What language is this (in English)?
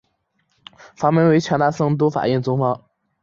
Chinese